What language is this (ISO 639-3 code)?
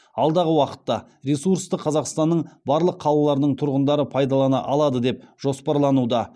kaz